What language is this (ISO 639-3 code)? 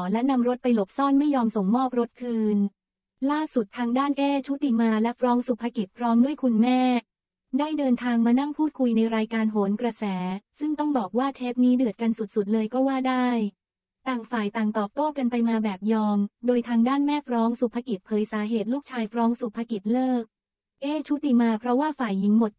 tha